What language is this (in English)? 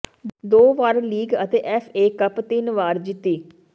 Punjabi